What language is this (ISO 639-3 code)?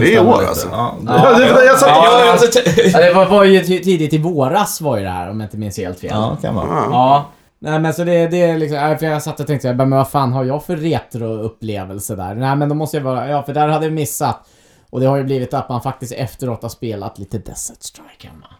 swe